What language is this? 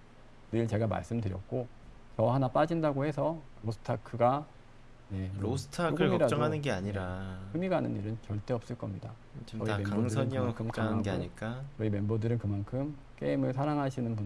Korean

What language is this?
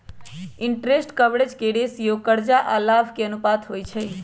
Magahi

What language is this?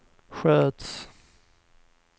Swedish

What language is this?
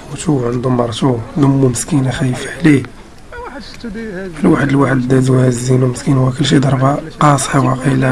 Arabic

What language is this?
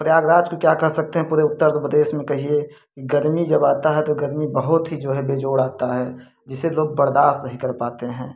Hindi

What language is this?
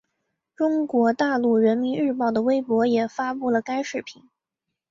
Chinese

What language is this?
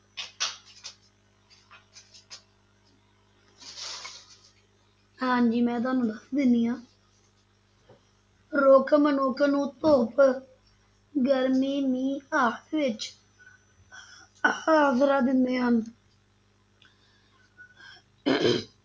Punjabi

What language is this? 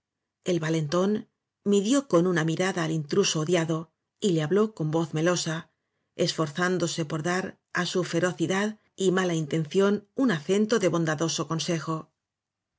Spanish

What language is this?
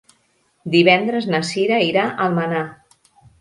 Catalan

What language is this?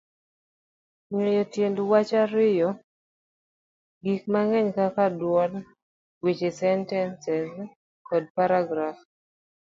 Luo (Kenya and Tanzania)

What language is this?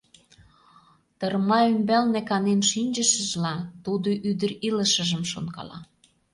Mari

